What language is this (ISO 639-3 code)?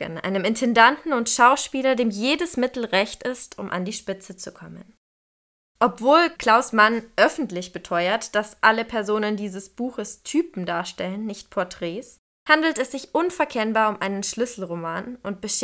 deu